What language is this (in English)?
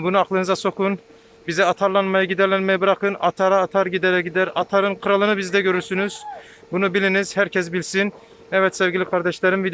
Turkish